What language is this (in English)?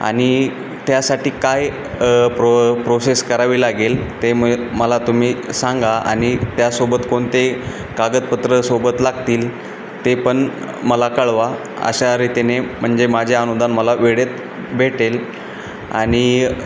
Marathi